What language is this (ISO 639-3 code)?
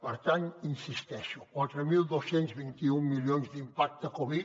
cat